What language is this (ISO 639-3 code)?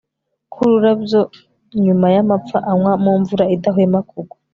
kin